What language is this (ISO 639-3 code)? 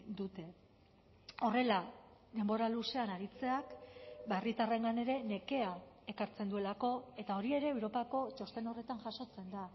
eus